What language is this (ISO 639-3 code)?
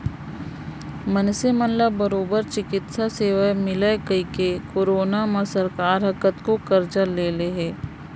hne